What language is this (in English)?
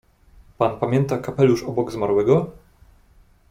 Polish